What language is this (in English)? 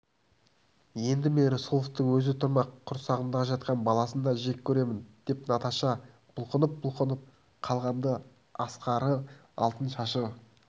Kazakh